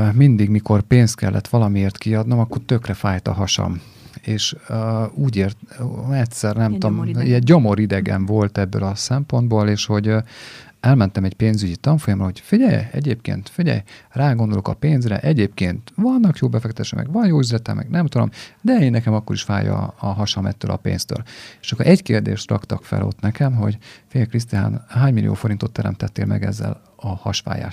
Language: Hungarian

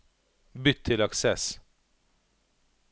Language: Norwegian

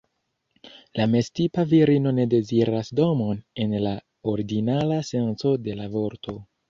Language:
Esperanto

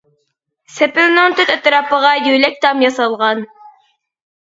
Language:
Uyghur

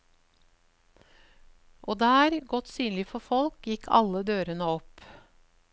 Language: Norwegian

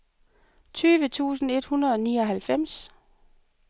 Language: Danish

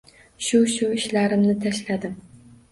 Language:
Uzbek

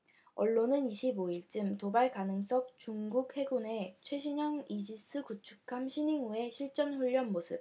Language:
Korean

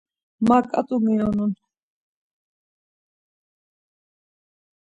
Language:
Laz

